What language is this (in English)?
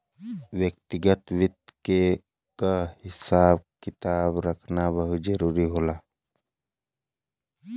Bhojpuri